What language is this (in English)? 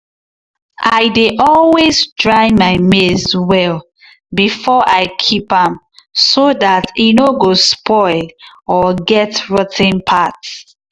Nigerian Pidgin